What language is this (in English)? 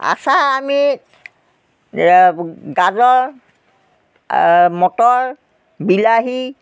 Assamese